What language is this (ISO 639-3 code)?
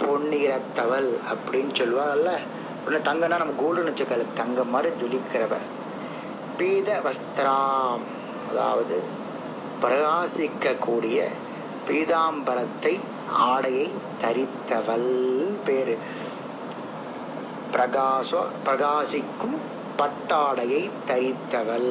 tam